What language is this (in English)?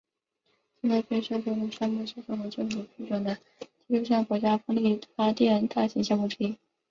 Chinese